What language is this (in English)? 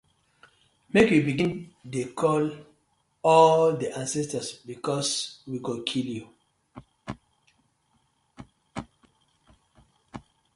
Nigerian Pidgin